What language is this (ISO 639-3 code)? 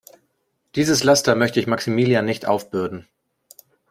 deu